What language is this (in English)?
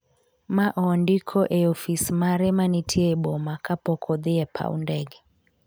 Luo (Kenya and Tanzania)